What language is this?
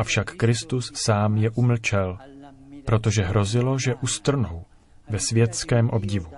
Czech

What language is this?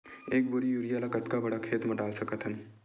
Chhattisgarhi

